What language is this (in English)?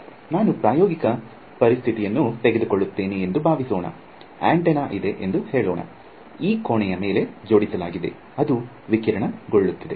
Kannada